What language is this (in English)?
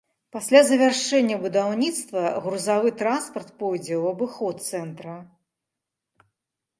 Belarusian